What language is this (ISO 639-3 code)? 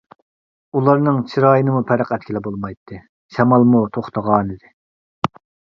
uig